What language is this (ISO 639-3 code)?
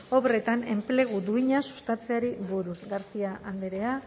eus